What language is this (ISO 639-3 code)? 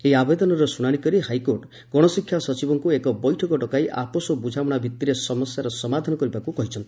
ori